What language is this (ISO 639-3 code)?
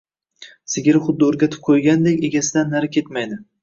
uzb